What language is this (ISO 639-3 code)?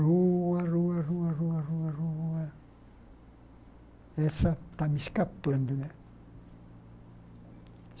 por